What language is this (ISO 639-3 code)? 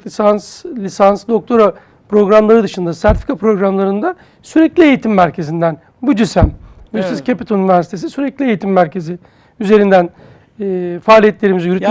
tur